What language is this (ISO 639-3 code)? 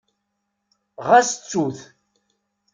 kab